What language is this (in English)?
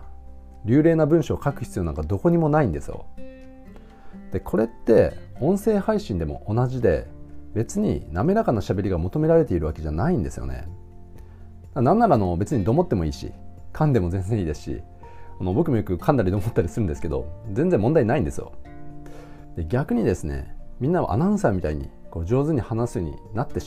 Japanese